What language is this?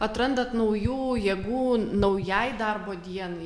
Lithuanian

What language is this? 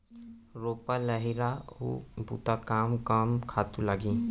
Chhattisgarhi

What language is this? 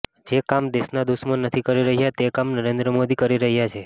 Gujarati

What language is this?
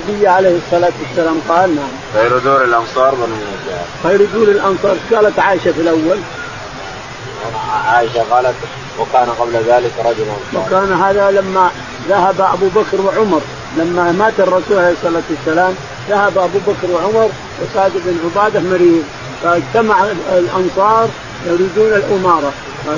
Arabic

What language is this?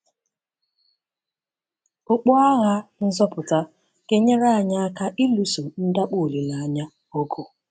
Igbo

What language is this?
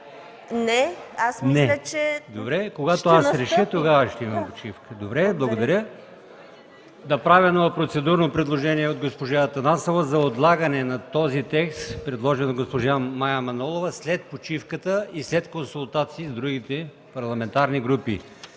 Bulgarian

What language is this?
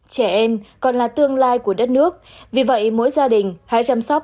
Vietnamese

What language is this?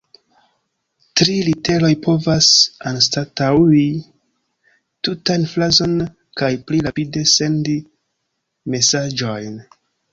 Esperanto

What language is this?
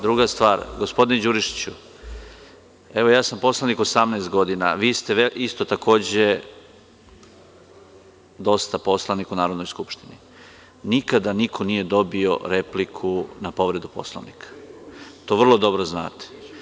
Serbian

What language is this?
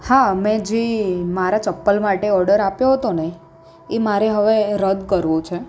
Gujarati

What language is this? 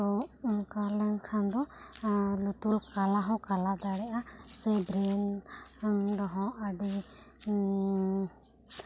Santali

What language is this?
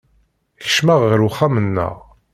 Kabyle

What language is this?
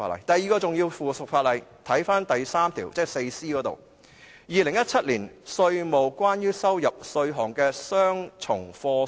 Cantonese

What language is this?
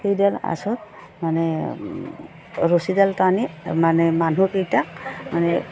Assamese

